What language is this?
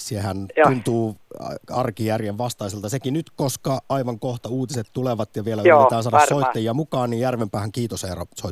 Finnish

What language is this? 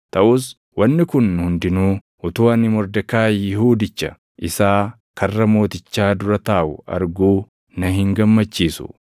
Oromo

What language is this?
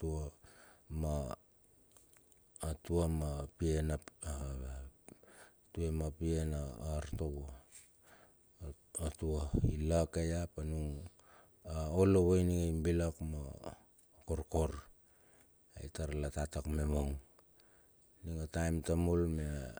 Bilur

